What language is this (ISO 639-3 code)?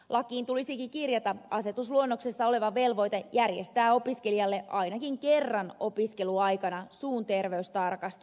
fin